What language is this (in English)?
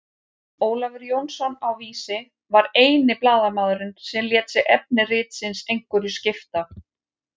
Icelandic